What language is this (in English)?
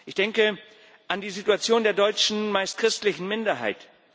German